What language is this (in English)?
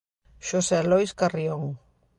Galician